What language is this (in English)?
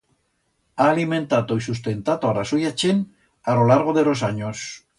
Aragonese